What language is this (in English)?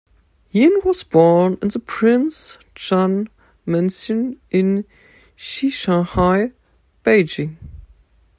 English